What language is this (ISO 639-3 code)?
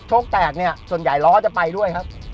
tha